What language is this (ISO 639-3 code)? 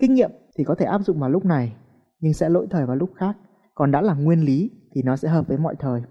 vie